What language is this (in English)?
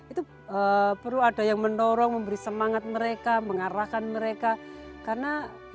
Indonesian